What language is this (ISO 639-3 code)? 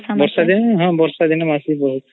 ori